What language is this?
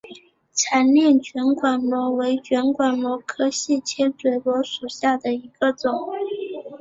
Chinese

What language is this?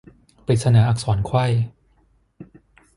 Thai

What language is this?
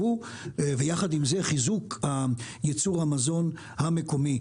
Hebrew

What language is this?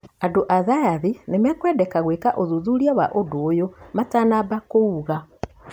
Kikuyu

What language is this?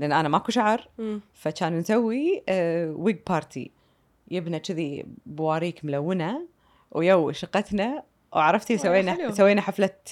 Arabic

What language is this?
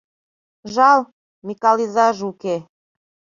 Mari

